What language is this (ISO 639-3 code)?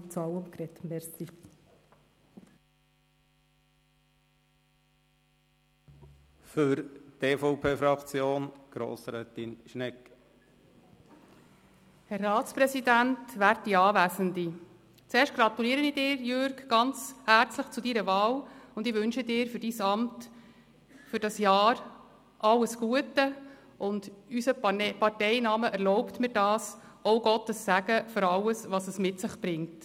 gsw